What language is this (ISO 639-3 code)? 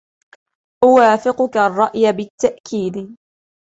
ara